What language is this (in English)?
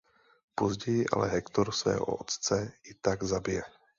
Czech